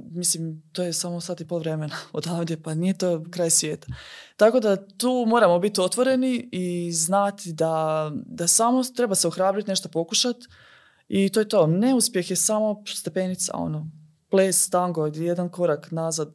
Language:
Croatian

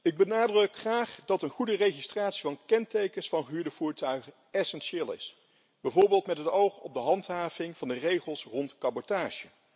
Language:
Dutch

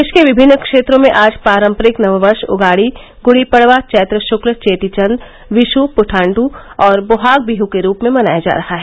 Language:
Hindi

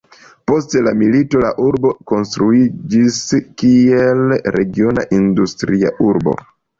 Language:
Esperanto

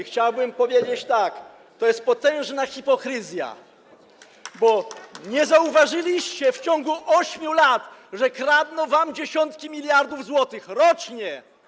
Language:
Polish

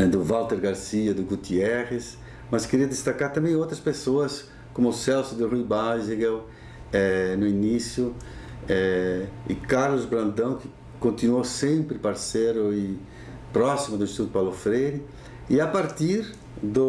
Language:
Portuguese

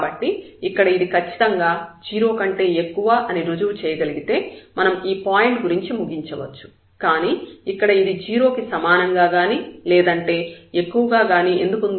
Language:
Telugu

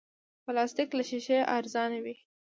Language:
Pashto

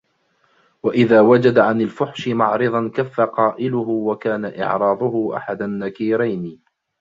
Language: Arabic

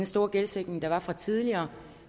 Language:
Danish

